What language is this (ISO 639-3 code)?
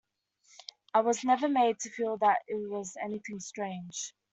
eng